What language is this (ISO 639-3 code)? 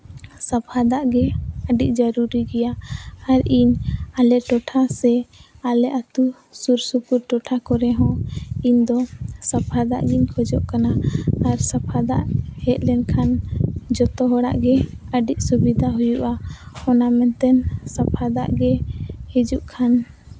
sat